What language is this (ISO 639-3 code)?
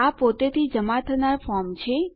guj